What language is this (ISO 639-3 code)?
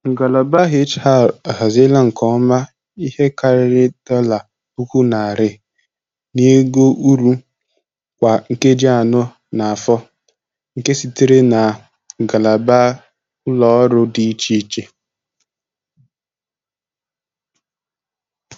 ibo